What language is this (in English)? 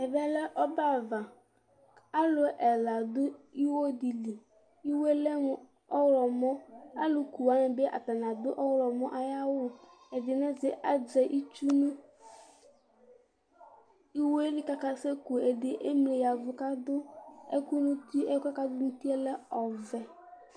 Ikposo